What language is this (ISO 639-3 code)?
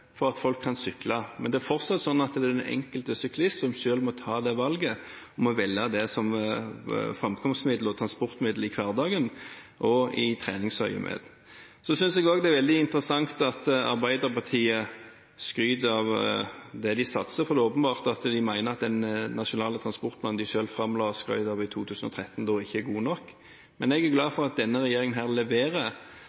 nob